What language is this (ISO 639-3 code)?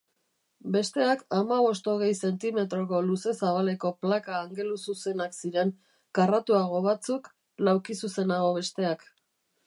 eus